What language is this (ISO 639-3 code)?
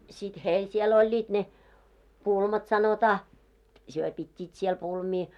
fin